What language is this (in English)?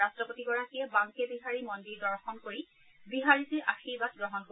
Assamese